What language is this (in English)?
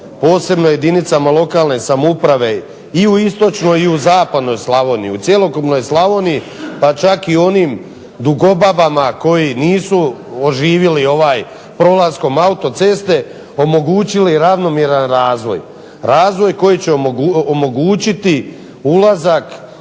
Croatian